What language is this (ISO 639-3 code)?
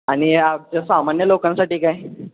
mar